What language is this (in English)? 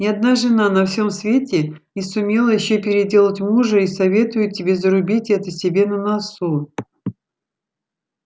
Russian